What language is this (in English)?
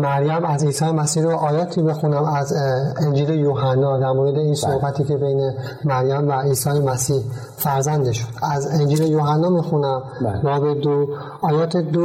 Persian